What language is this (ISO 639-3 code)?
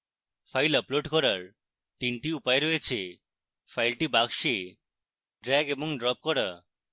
ben